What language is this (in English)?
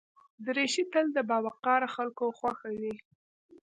Pashto